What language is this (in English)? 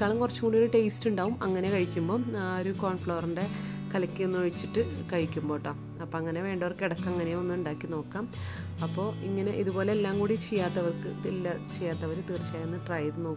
Turkish